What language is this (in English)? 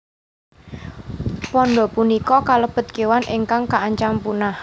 Javanese